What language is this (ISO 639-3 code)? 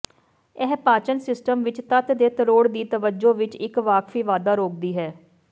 pan